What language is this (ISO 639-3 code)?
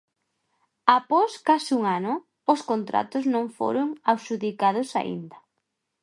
glg